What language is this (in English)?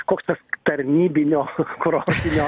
Lithuanian